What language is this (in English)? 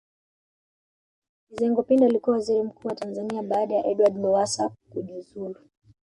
Swahili